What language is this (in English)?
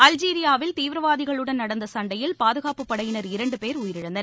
Tamil